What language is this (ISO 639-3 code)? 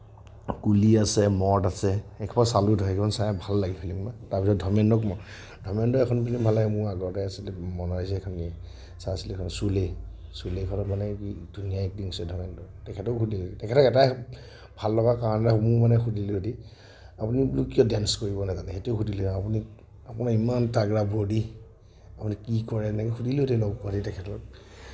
asm